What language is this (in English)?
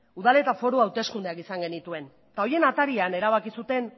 Basque